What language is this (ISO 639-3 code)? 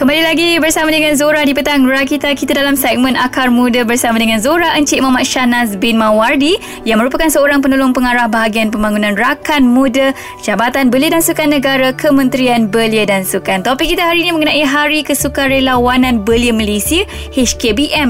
msa